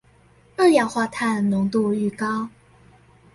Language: Chinese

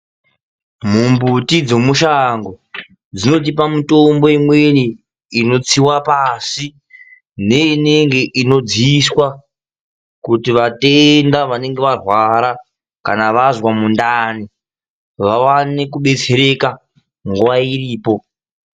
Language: Ndau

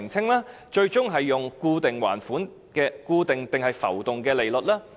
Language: Cantonese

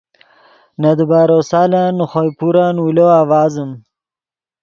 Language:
Yidgha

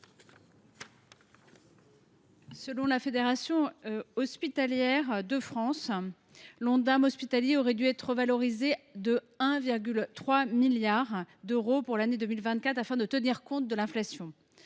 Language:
French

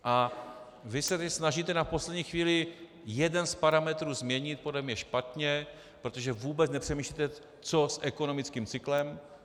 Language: Czech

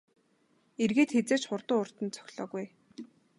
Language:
Mongolian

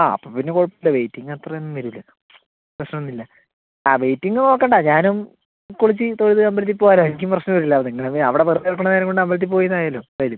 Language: Malayalam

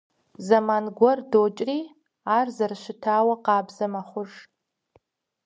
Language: Kabardian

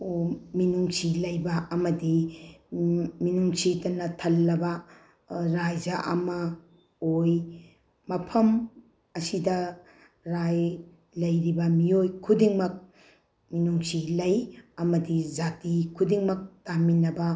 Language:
Manipuri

